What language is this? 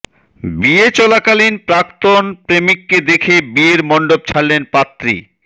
Bangla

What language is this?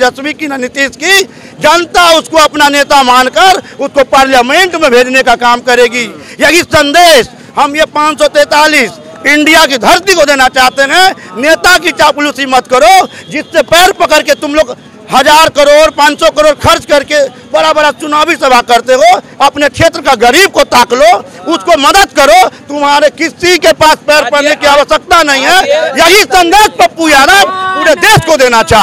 Hindi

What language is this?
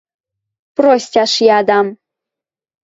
Western Mari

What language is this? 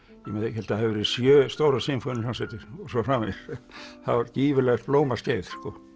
Icelandic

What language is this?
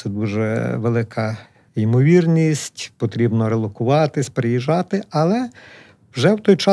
Ukrainian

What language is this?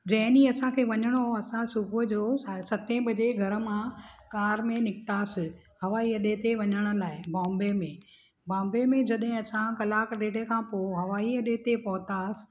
Sindhi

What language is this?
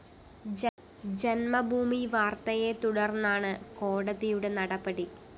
Malayalam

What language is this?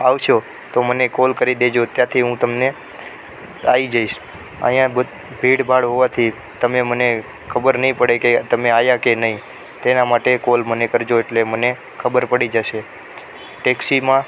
Gujarati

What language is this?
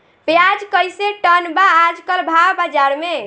Bhojpuri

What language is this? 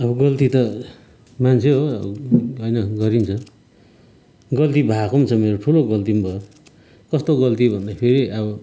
Nepali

